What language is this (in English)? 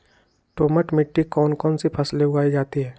Magahi